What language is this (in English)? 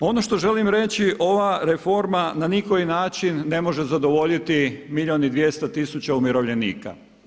Croatian